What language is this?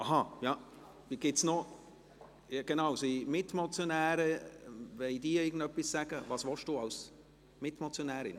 Swiss German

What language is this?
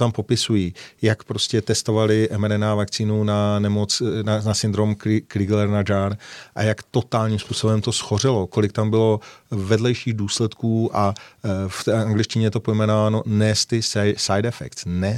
Czech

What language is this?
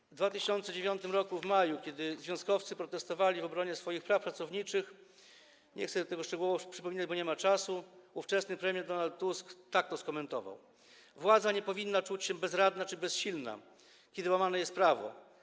Polish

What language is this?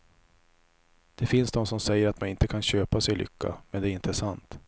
Swedish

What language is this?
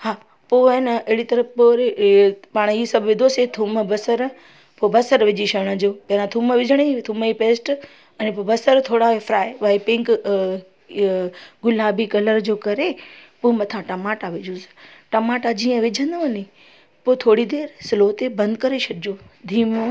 Sindhi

